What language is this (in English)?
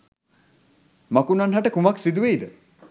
Sinhala